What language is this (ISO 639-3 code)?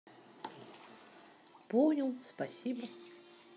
rus